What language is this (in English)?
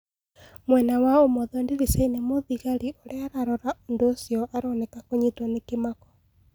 Kikuyu